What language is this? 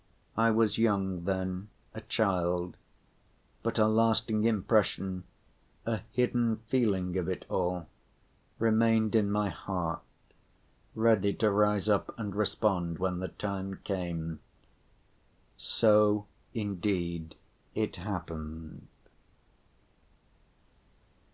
English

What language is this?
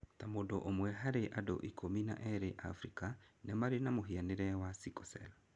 Kikuyu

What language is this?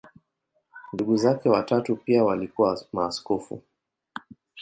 Swahili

